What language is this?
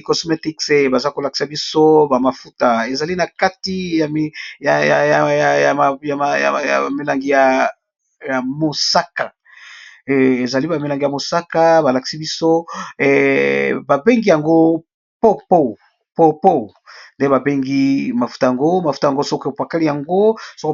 Lingala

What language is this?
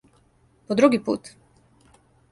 Serbian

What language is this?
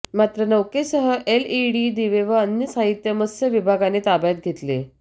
Marathi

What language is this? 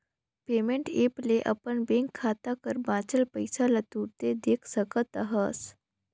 Chhattisgarhi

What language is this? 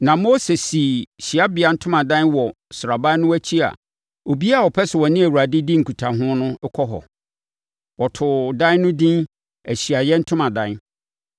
Akan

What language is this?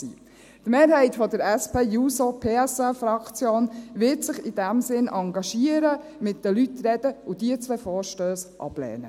Swiss German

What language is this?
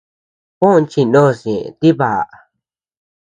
Tepeuxila Cuicatec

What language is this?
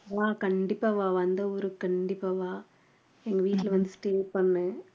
Tamil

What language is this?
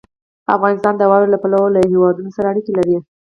Pashto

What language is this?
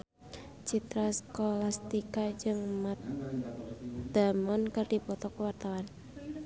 Sundanese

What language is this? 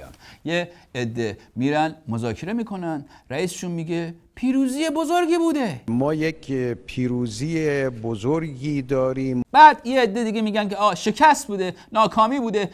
Persian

